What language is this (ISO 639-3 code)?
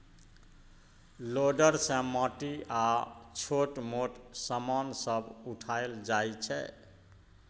mai